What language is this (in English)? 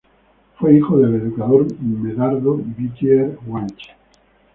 Spanish